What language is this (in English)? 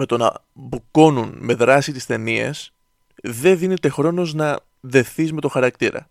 Greek